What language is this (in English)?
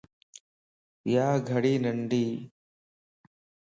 Lasi